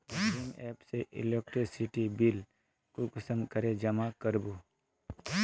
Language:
Magahi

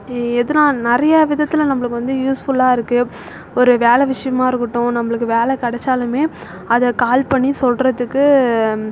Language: Tamil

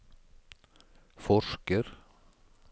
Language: Norwegian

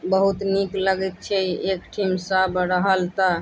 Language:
Maithili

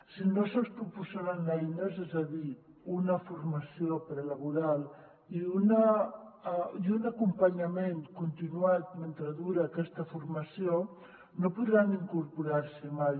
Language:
Catalan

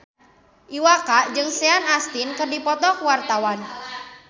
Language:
Sundanese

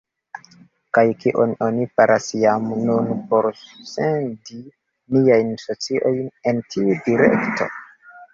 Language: Esperanto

